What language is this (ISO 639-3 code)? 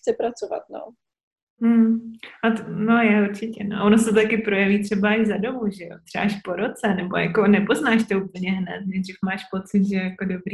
ces